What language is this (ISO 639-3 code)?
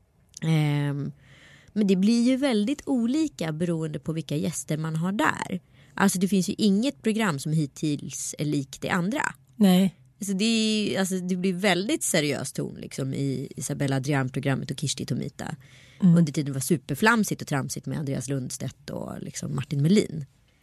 swe